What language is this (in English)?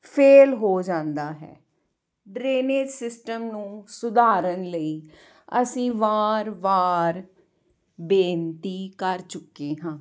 Punjabi